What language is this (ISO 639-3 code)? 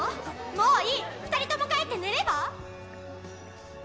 jpn